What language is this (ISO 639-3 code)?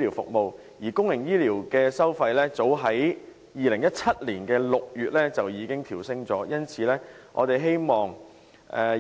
yue